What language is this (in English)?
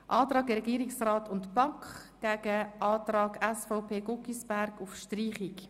Swiss German